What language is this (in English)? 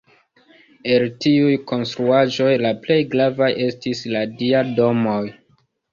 Esperanto